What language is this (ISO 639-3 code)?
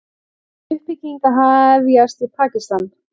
isl